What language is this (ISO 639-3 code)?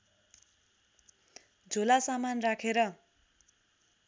nep